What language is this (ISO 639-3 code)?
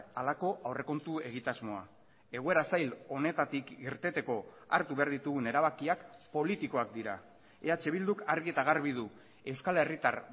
eus